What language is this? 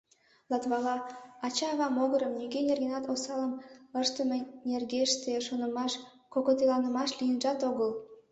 Mari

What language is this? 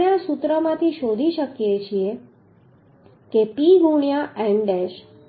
Gujarati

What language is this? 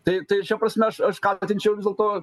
Lithuanian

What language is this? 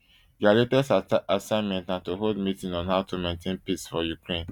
Nigerian Pidgin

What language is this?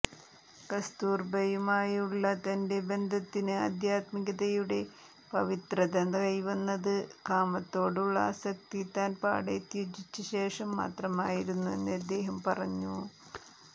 Malayalam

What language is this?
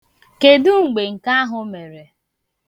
Igbo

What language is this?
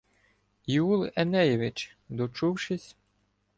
Ukrainian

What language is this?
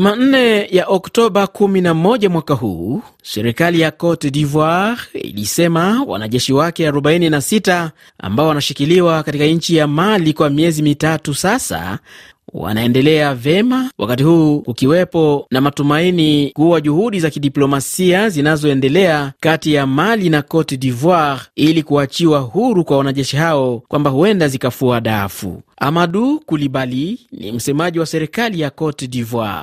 Swahili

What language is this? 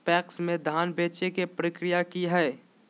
Magahi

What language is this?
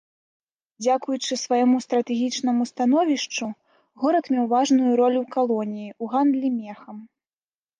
Belarusian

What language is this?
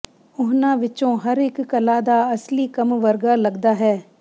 Punjabi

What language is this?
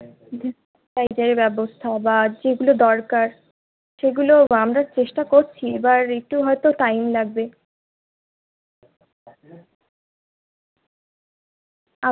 Bangla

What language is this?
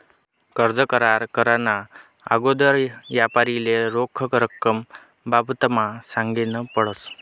Marathi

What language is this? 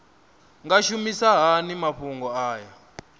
Venda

